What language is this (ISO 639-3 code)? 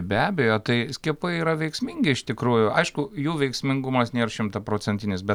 lit